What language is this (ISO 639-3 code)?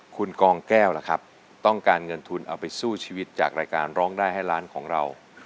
tha